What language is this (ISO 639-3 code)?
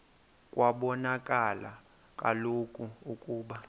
xho